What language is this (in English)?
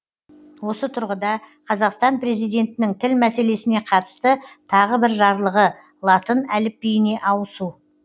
Kazakh